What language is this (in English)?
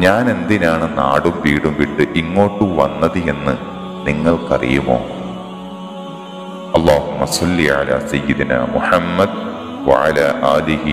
Arabic